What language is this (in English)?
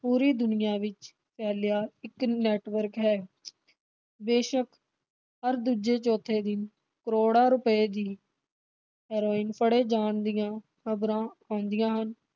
Punjabi